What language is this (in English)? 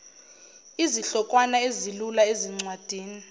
Zulu